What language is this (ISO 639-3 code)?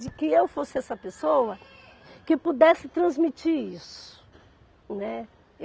por